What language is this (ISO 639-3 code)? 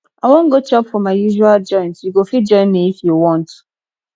pcm